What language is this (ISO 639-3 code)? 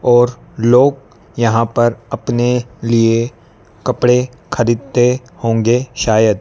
hin